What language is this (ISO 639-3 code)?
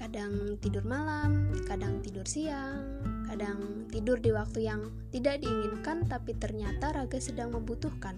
ind